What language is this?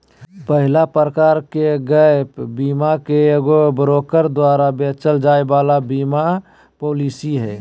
Magahi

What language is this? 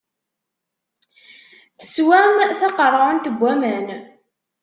Kabyle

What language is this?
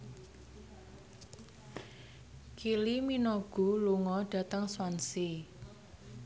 Javanese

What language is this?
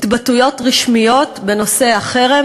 Hebrew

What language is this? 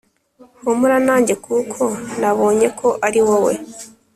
Kinyarwanda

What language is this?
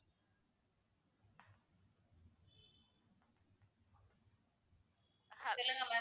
Tamil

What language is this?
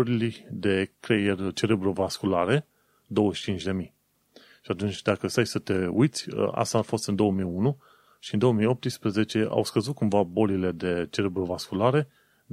Romanian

